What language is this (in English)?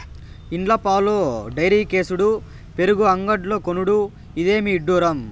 Telugu